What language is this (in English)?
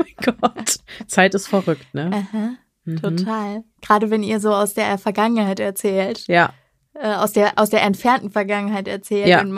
German